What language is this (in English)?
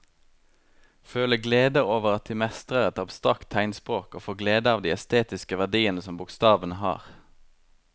Norwegian